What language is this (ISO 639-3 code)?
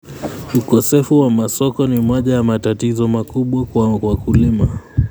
kln